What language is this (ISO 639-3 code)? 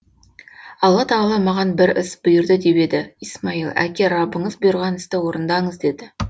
kaz